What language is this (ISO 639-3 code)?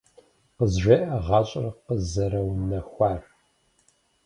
kbd